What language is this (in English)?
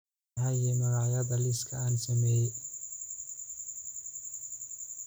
Somali